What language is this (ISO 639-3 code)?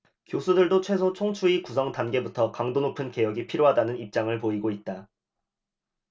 kor